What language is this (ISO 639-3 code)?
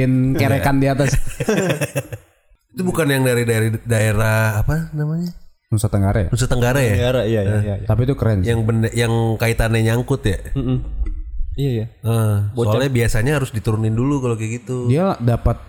ind